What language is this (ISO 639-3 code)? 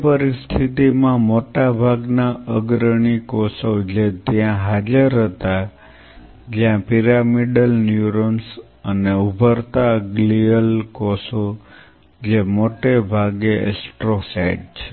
guj